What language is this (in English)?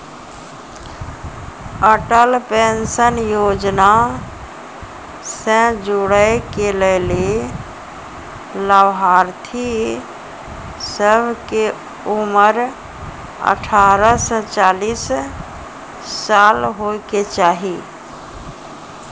Maithili